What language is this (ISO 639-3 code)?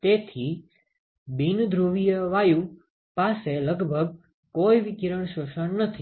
guj